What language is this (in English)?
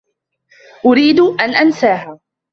Arabic